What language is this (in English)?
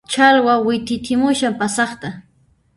Puno Quechua